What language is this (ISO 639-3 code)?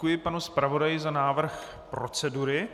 ces